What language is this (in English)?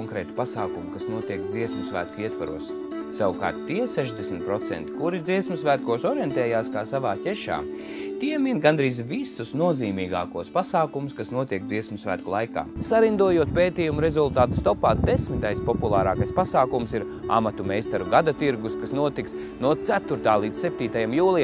Latvian